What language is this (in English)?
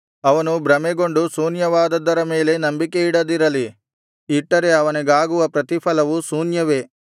Kannada